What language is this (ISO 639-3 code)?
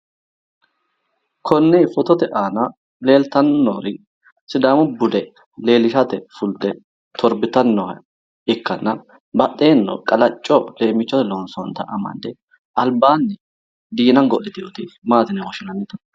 sid